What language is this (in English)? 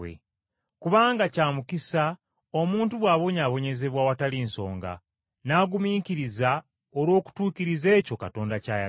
Ganda